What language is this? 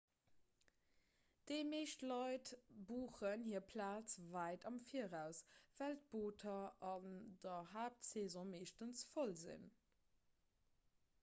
Luxembourgish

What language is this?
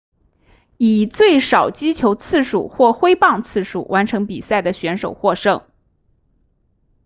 Chinese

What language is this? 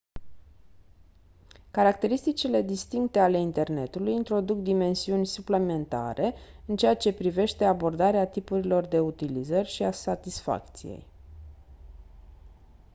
Romanian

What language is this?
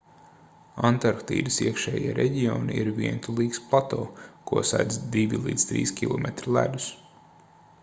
Latvian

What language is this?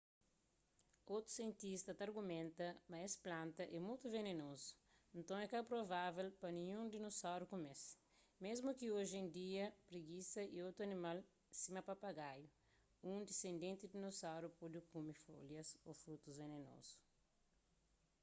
Kabuverdianu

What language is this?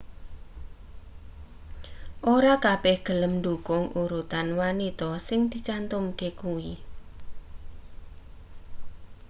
Javanese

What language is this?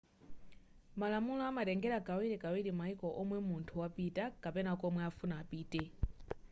Nyanja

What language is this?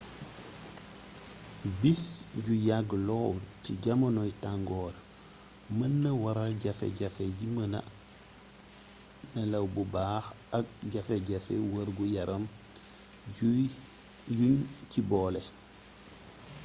Wolof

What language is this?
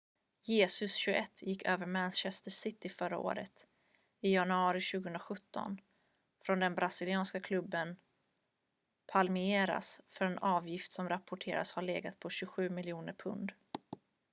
Swedish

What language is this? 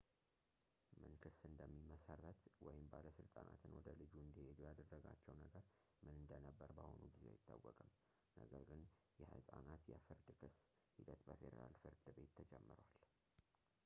Amharic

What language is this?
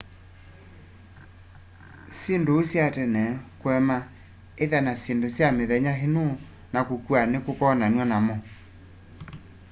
Kamba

